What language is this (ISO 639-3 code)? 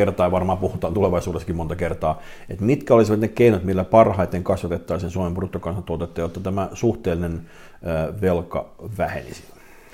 fin